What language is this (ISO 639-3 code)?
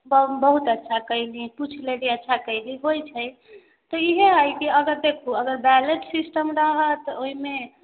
mai